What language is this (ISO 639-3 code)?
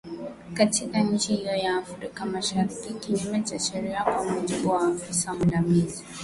swa